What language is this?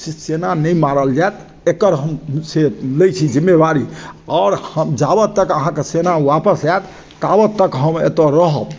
Maithili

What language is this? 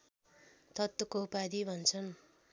Nepali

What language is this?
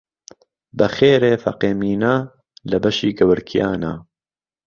Central Kurdish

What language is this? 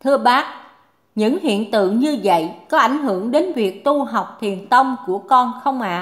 Vietnamese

